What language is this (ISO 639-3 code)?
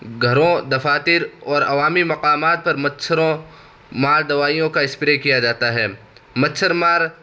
urd